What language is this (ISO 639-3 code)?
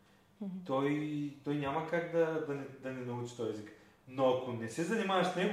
bul